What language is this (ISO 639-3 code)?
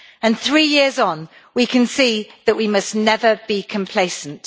eng